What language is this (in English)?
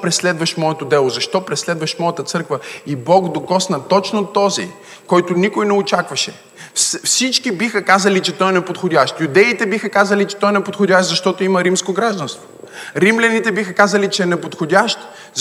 Bulgarian